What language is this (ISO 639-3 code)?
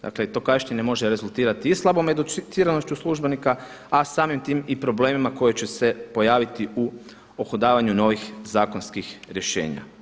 hrv